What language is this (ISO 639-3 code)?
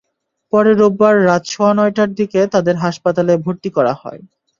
ben